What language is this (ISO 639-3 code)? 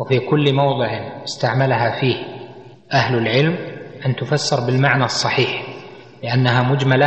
ara